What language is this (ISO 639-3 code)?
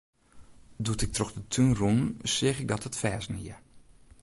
fry